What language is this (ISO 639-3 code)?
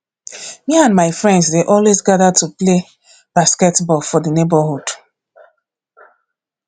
pcm